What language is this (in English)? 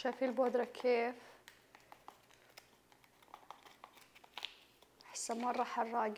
Arabic